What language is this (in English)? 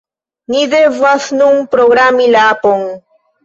Esperanto